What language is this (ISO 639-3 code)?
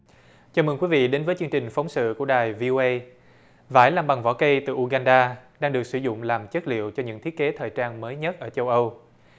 vie